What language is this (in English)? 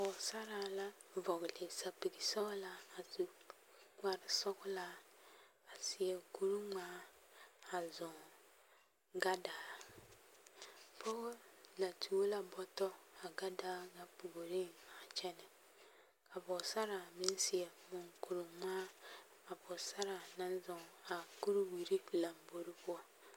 Southern Dagaare